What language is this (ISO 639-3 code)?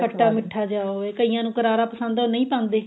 pan